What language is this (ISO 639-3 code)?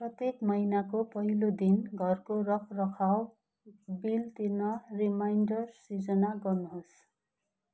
nep